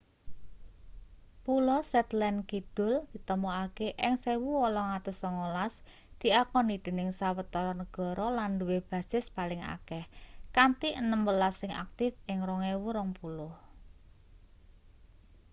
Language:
Javanese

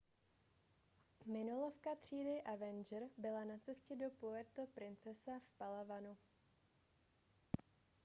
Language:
Czech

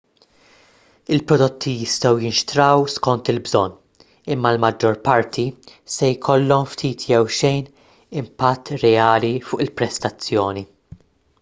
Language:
Maltese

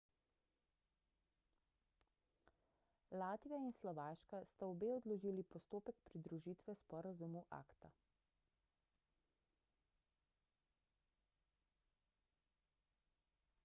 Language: Slovenian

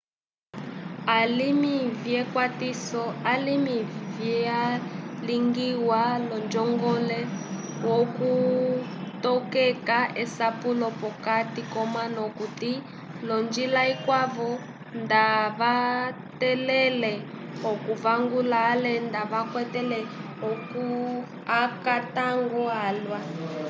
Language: Umbundu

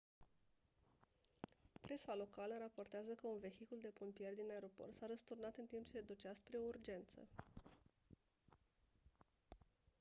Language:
Romanian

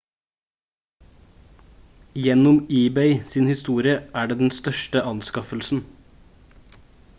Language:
Norwegian Bokmål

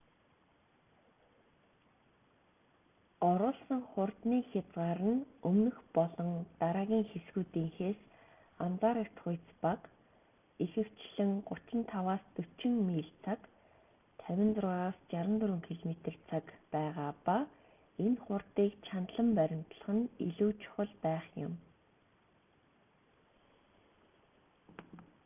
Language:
Mongolian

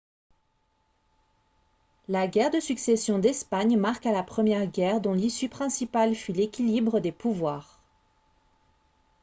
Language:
French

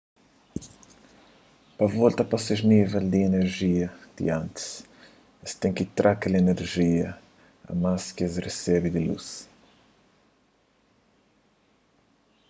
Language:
Kabuverdianu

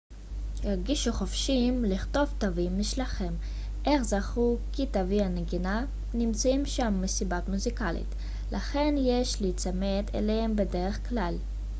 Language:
Hebrew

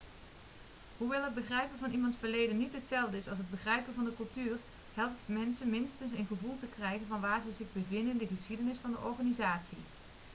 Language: Dutch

